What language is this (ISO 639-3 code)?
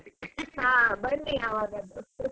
kan